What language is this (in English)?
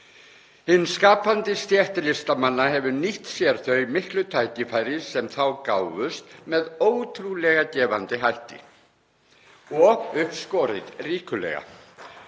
Icelandic